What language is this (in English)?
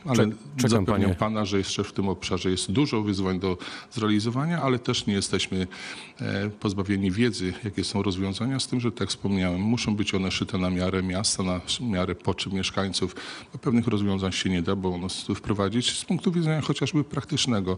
Polish